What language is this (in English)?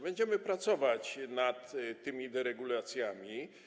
Polish